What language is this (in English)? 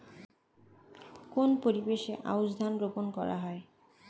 Bangla